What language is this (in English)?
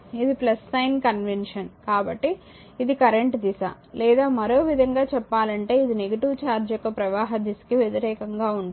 Telugu